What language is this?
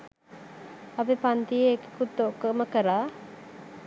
Sinhala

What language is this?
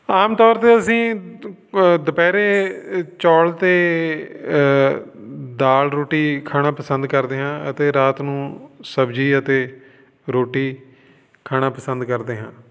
Punjabi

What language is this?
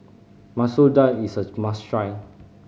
English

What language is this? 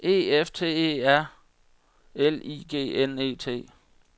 Danish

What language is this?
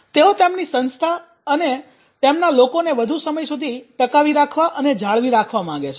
Gujarati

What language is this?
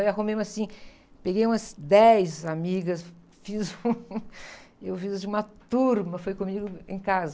Portuguese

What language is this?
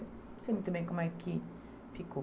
Portuguese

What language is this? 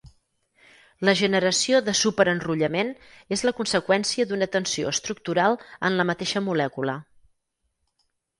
Catalan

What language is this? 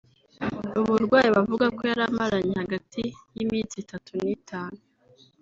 Kinyarwanda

